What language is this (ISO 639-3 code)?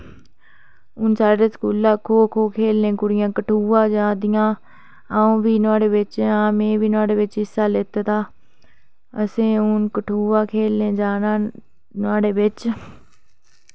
doi